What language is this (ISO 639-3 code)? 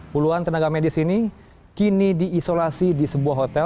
ind